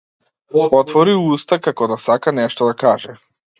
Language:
Macedonian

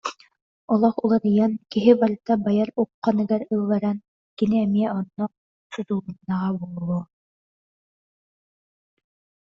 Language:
Yakut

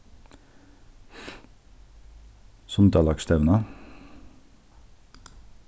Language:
Faroese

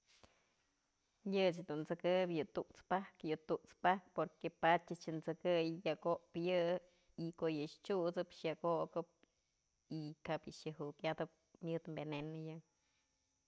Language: Mazatlán Mixe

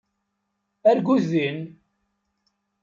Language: Kabyle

